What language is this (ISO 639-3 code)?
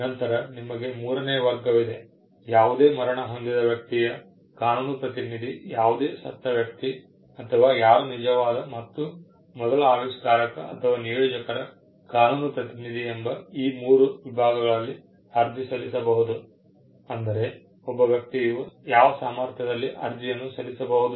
kan